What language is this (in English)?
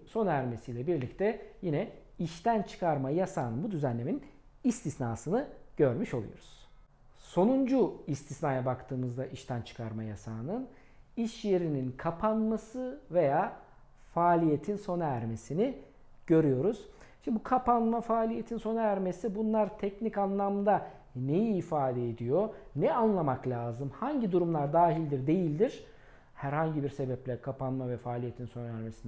Turkish